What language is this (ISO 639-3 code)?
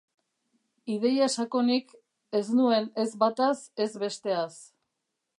eus